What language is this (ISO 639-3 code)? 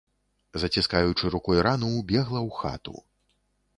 bel